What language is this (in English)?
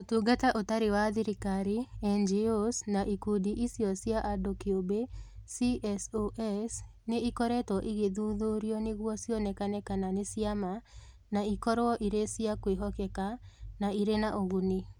Kikuyu